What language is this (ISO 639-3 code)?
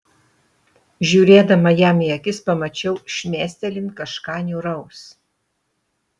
lit